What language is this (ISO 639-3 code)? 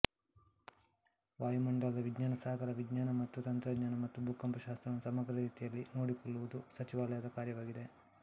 kan